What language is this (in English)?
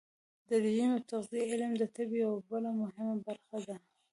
Pashto